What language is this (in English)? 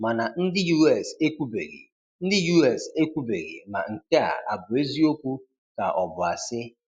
Igbo